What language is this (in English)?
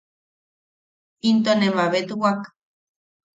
Yaqui